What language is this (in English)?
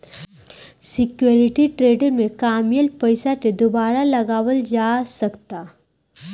Bhojpuri